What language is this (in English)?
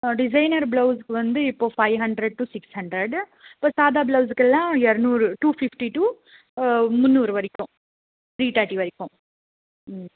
Tamil